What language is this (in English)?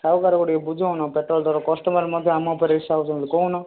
Odia